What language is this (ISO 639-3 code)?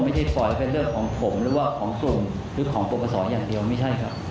tha